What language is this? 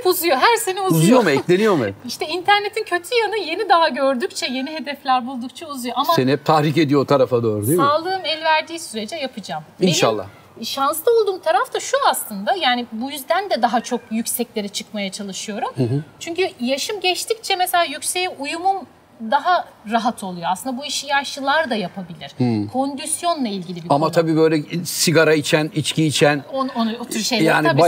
Turkish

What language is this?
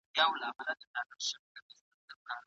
Pashto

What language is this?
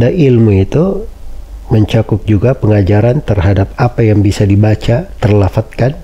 Indonesian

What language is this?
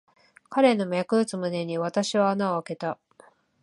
Japanese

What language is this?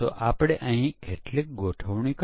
Gujarati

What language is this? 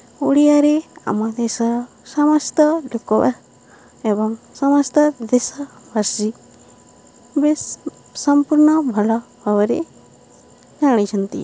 Odia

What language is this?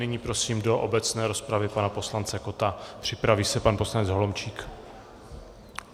Czech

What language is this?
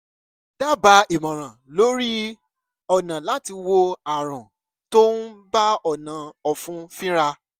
Yoruba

